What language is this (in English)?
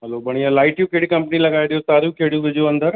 Sindhi